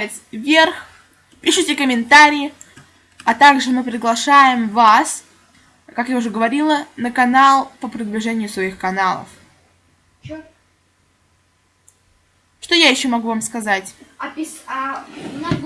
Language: Russian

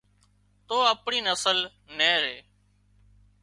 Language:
Wadiyara Koli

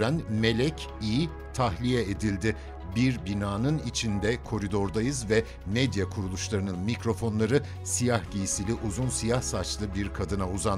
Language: Turkish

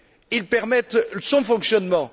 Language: French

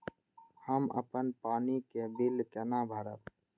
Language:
Maithili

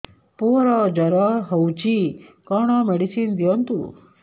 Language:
Odia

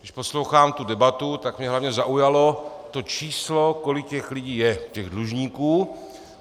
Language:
Czech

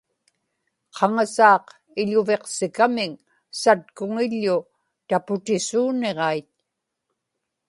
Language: Inupiaq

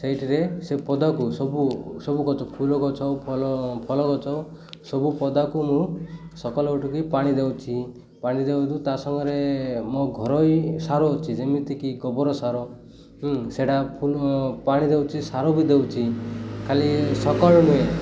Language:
Odia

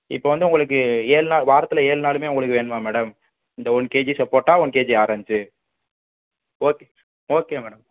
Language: Tamil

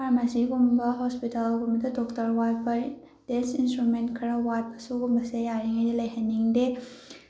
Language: Manipuri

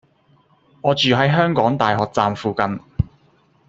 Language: Cantonese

